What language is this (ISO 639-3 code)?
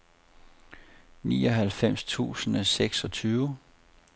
dan